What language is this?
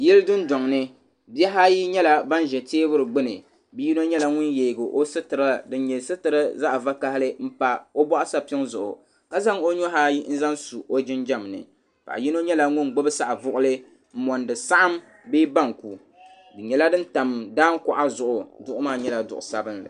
Dagbani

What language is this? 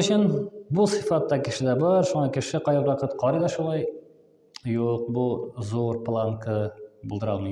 Turkish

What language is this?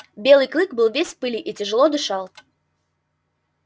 Russian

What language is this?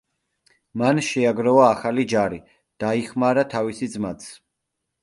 Georgian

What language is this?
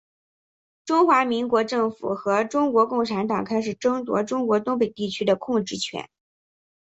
Chinese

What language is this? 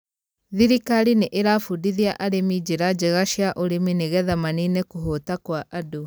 Kikuyu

